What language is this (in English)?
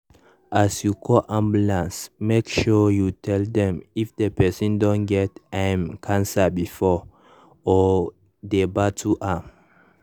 Nigerian Pidgin